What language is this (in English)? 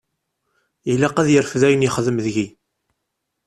Kabyle